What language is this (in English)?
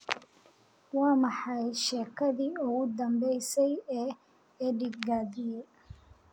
Somali